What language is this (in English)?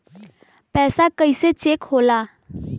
Bhojpuri